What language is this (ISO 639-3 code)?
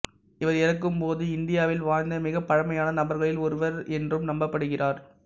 tam